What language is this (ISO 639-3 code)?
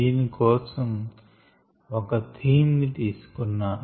tel